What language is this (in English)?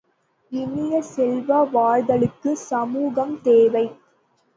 Tamil